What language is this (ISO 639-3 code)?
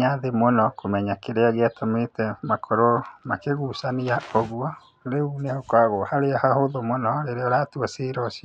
kik